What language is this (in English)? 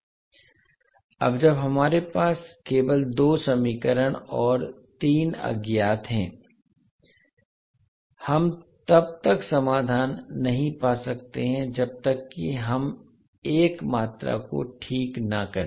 Hindi